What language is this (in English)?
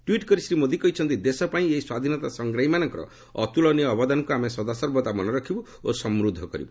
Odia